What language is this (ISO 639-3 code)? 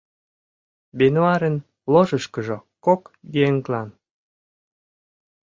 chm